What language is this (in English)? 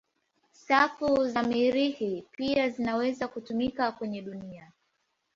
Swahili